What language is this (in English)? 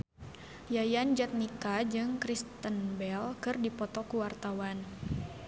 Sundanese